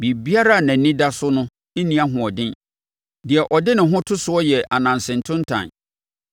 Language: Akan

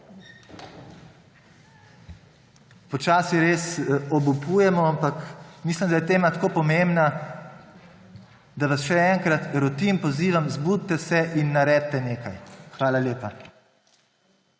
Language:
Slovenian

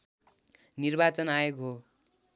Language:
Nepali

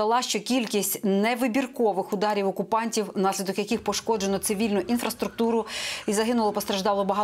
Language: Ukrainian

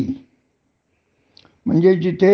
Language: Marathi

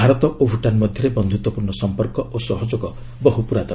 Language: Odia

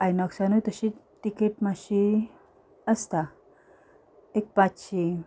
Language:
Konkani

